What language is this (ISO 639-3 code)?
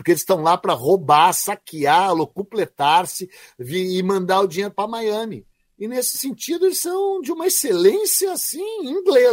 por